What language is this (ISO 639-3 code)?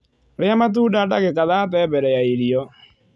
kik